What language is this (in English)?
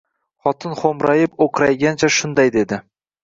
Uzbek